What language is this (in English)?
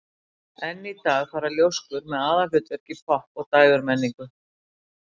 Icelandic